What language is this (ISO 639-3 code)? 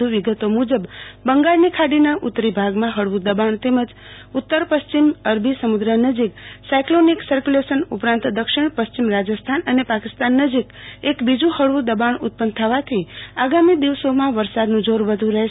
guj